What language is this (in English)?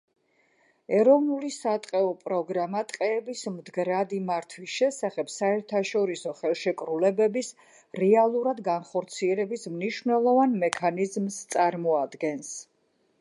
Georgian